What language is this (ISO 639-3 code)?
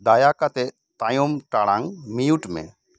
sat